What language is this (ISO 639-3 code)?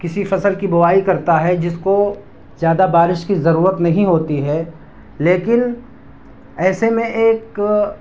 urd